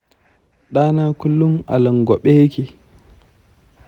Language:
Hausa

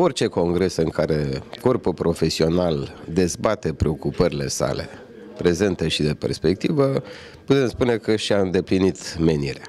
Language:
Romanian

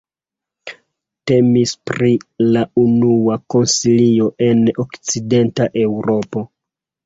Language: Esperanto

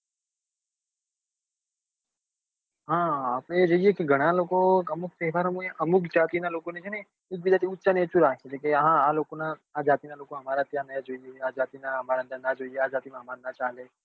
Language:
Gujarati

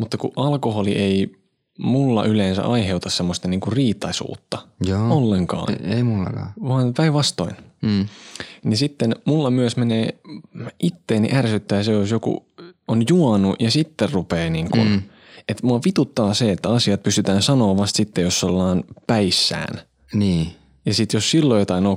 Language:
Finnish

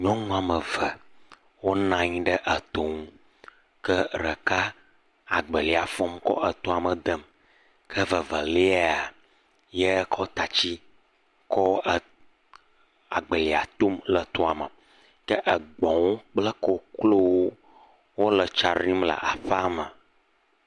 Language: Ewe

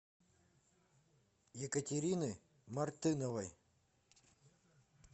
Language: Russian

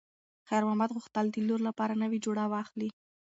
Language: Pashto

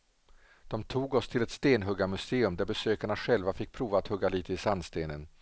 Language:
Swedish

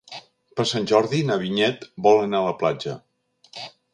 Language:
Catalan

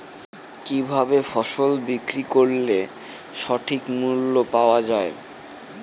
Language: Bangla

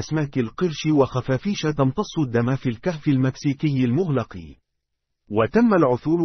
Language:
Arabic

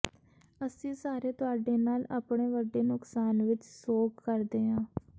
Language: Punjabi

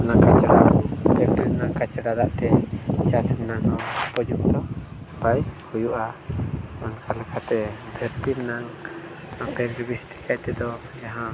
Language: Santali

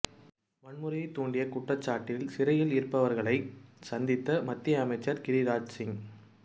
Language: Tamil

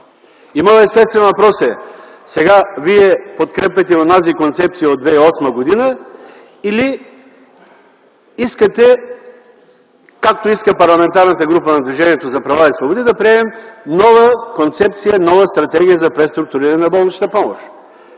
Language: Bulgarian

